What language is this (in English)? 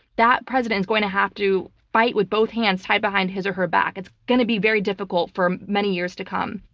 English